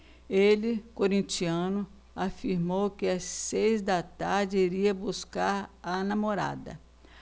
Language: Portuguese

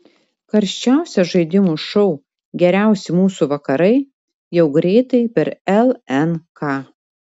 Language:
Lithuanian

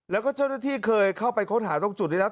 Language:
Thai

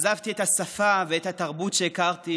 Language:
Hebrew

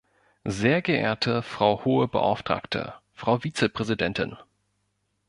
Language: German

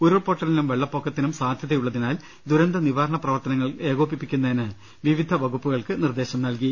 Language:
Malayalam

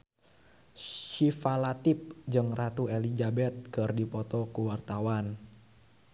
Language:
Sundanese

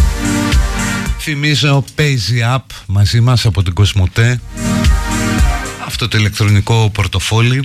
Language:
Greek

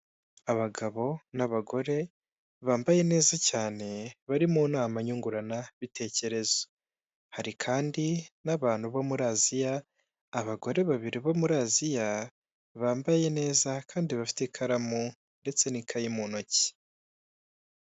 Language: Kinyarwanda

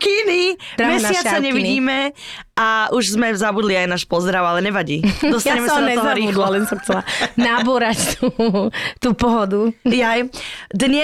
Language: Slovak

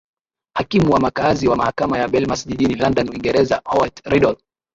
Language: Swahili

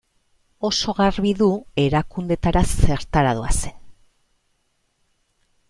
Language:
Basque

